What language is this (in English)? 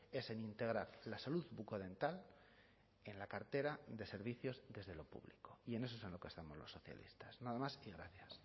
Spanish